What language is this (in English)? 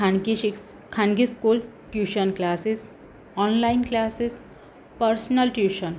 Gujarati